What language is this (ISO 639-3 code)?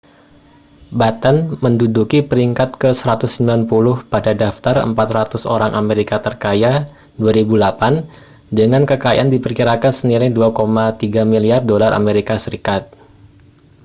ind